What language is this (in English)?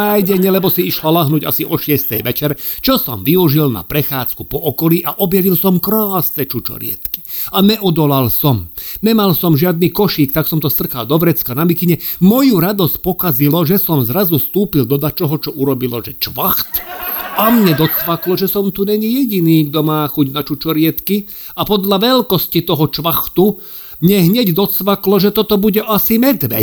Slovak